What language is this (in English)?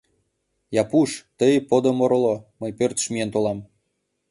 Mari